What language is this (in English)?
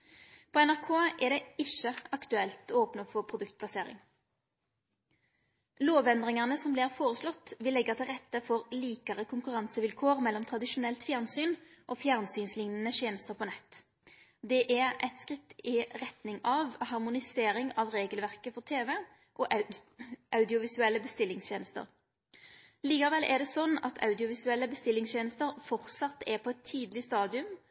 Norwegian Nynorsk